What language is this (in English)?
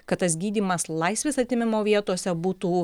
Lithuanian